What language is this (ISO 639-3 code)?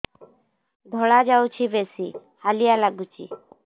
ori